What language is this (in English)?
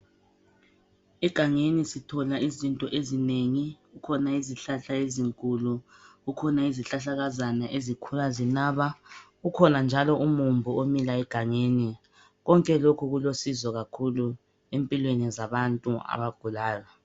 North Ndebele